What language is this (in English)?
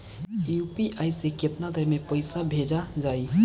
Bhojpuri